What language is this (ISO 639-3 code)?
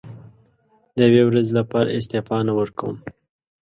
pus